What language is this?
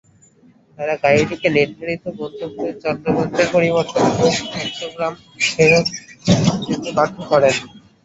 Bangla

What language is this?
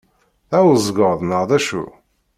Kabyle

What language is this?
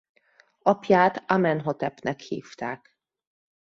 Hungarian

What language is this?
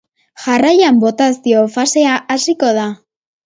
Basque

